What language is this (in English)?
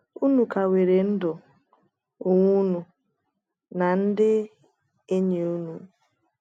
Igbo